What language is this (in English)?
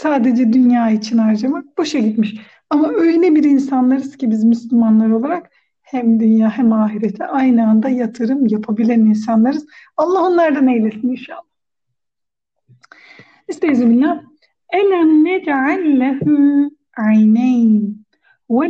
Turkish